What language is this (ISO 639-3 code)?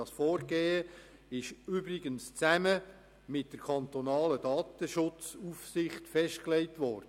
gsw